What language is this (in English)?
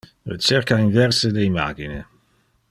Interlingua